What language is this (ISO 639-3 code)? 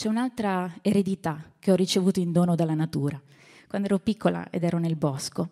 ita